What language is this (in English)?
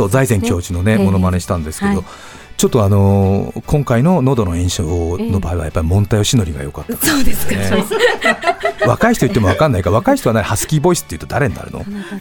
Japanese